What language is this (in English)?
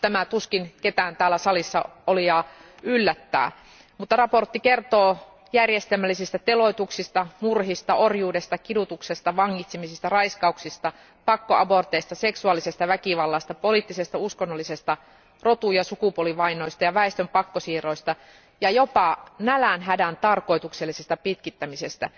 Finnish